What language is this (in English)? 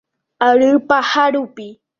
Guarani